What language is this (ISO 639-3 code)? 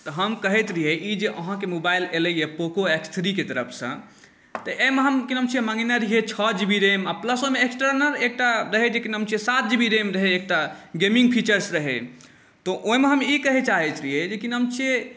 mai